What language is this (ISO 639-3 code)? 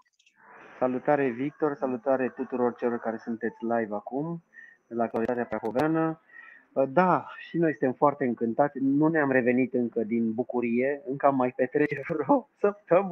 ron